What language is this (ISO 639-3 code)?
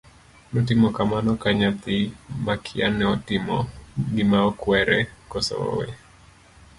luo